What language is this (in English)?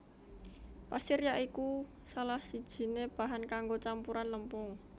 Javanese